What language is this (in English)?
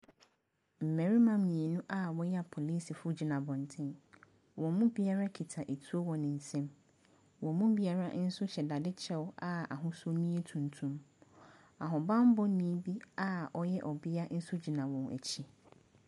Akan